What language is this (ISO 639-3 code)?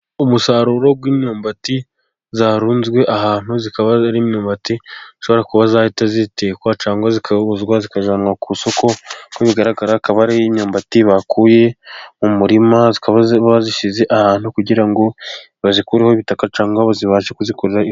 kin